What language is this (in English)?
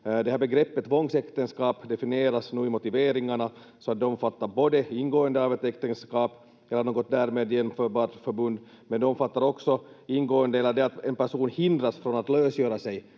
Finnish